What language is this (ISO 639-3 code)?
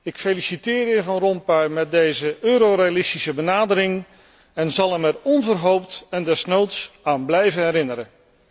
nld